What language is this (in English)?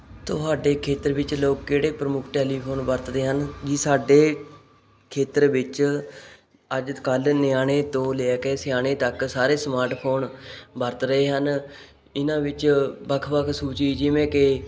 Punjabi